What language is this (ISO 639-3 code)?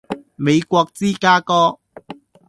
yue